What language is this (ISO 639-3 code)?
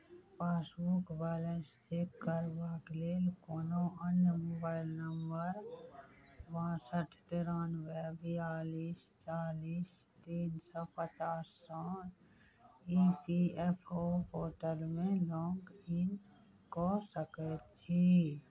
mai